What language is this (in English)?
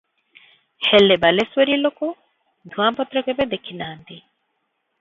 Odia